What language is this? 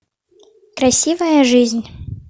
Russian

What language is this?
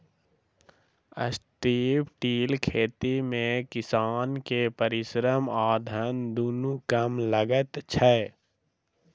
Maithili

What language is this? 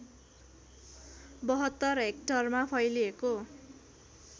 Nepali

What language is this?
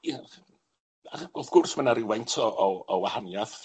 Welsh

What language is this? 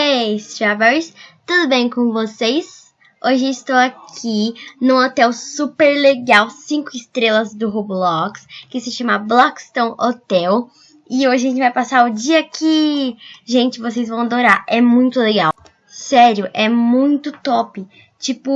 Portuguese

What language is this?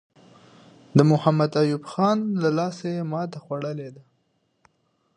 Pashto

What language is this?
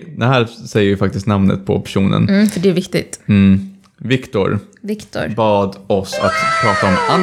Swedish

